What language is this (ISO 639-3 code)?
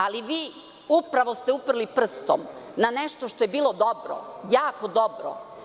srp